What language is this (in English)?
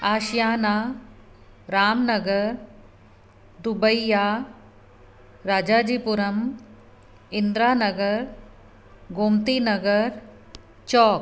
Sindhi